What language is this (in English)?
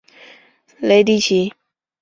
Chinese